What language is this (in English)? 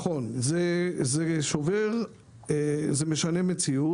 Hebrew